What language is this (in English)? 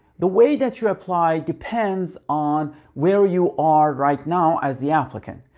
English